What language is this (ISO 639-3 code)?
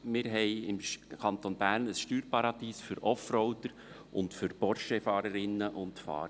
gsw